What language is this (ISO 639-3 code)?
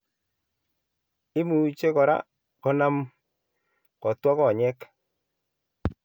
kln